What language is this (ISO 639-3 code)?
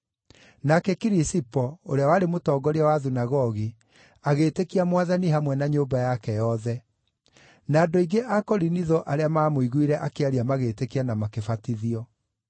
kik